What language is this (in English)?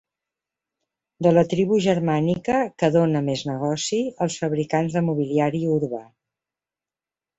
Catalan